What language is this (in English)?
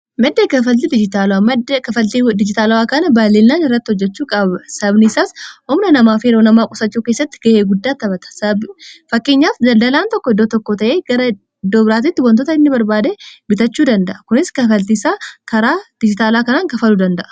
Oromo